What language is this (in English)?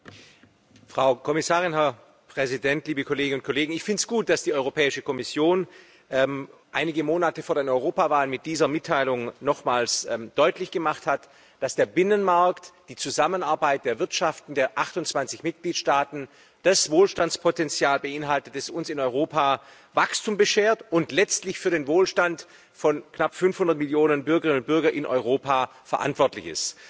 German